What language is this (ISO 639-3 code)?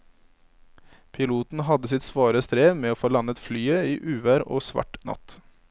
nor